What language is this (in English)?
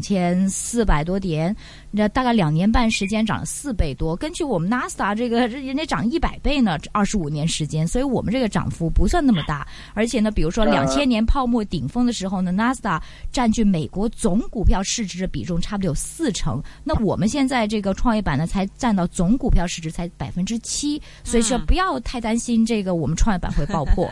Chinese